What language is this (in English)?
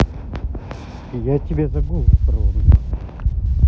Russian